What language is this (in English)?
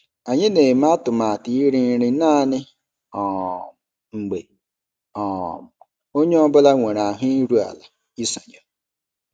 Igbo